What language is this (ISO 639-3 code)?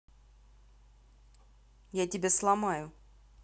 rus